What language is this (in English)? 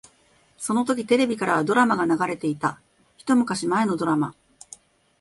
Japanese